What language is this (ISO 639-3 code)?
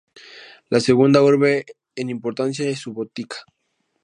spa